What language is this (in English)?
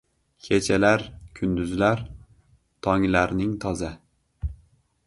Uzbek